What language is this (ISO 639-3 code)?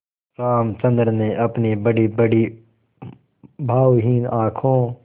hin